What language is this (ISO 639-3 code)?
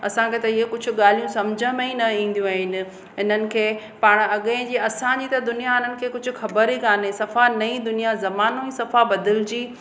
snd